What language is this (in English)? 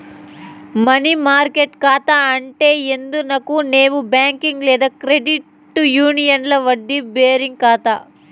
Telugu